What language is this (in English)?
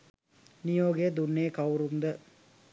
Sinhala